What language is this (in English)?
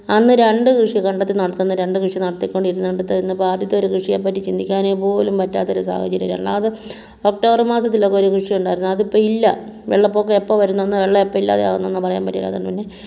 Malayalam